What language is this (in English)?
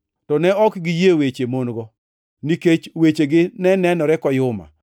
Luo (Kenya and Tanzania)